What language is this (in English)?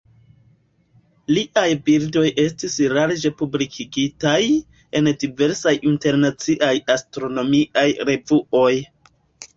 Esperanto